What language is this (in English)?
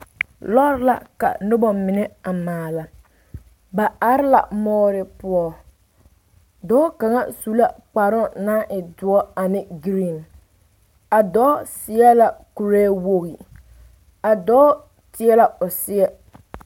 Southern Dagaare